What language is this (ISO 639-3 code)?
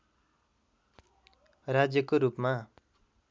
nep